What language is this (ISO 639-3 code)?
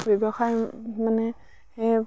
asm